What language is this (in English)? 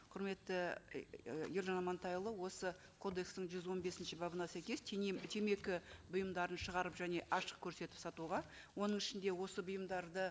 Kazakh